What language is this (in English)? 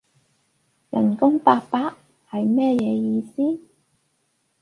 Cantonese